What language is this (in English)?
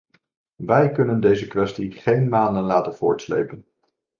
Dutch